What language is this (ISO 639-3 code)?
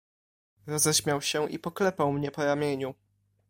pol